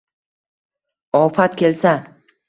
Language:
Uzbek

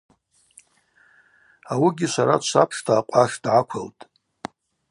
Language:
Abaza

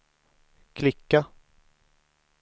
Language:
Swedish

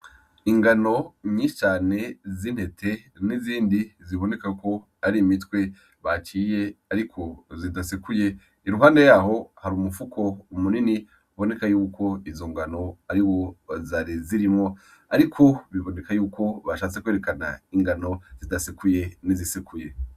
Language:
Rundi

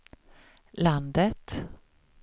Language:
Swedish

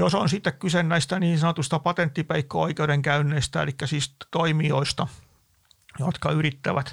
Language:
Finnish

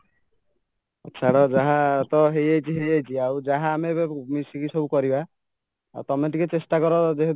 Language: Odia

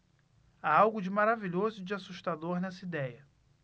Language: Portuguese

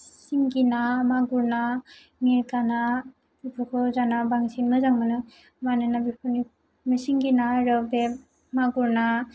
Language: Bodo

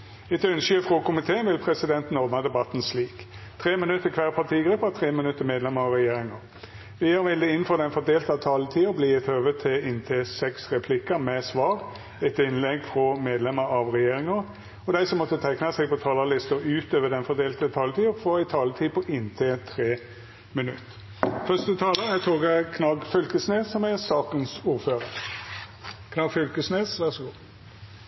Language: Norwegian Nynorsk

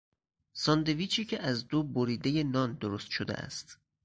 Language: Persian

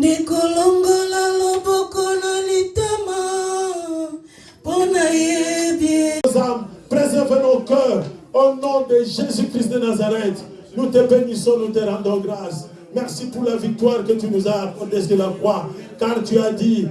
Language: French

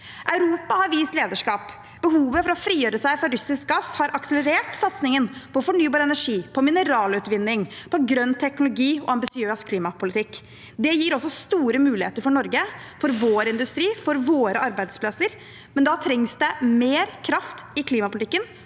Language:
Norwegian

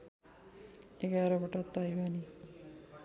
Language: Nepali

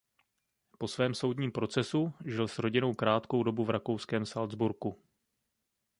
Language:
Czech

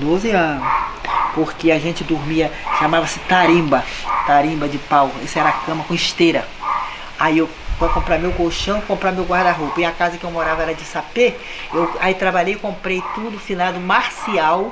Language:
Portuguese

